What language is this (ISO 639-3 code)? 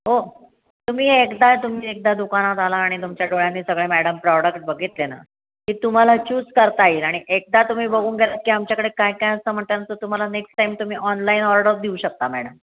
mar